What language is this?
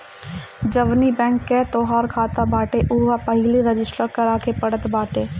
Bhojpuri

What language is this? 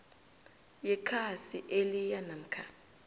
South Ndebele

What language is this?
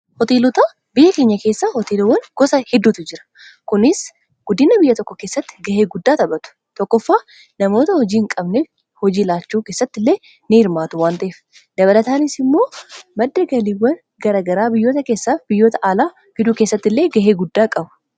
Oromo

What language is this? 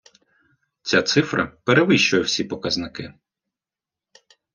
Ukrainian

